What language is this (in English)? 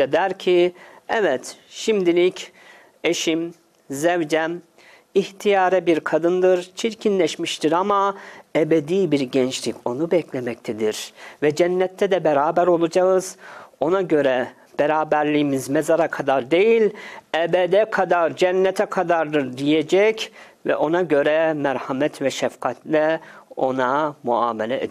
Turkish